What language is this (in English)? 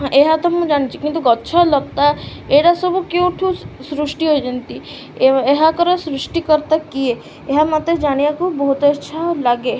Odia